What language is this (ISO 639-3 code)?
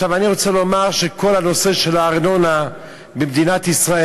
heb